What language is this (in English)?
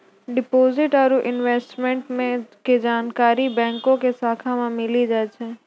Maithili